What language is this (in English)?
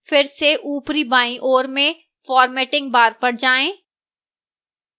Hindi